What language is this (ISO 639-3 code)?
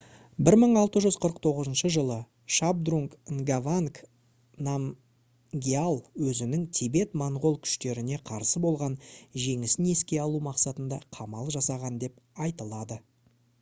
kaz